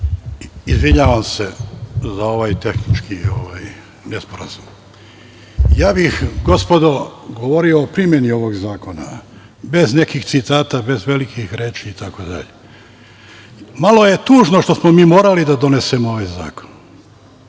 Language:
Serbian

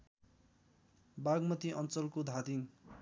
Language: Nepali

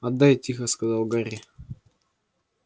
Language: Russian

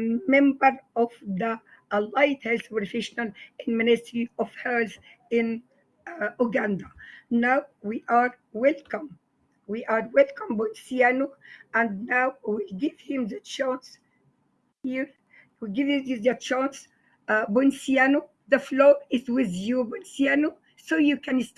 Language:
English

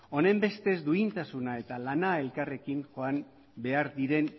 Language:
Basque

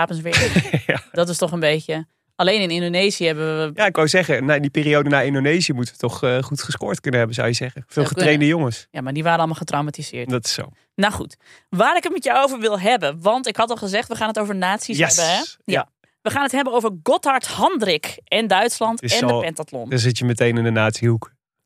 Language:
Dutch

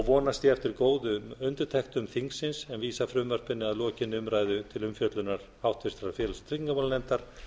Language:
Icelandic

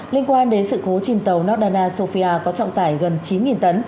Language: Vietnamese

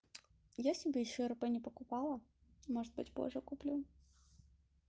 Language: Russian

